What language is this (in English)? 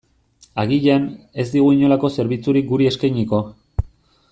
Basque